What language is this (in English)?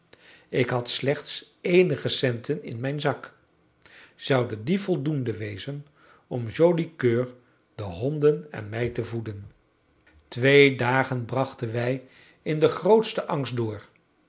Dutch